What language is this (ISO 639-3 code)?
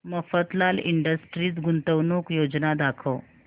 mar